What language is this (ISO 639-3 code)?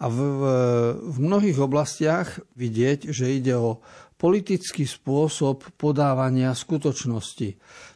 slk